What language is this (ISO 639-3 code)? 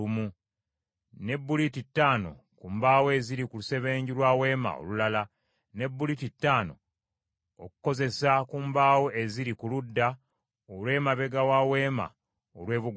lug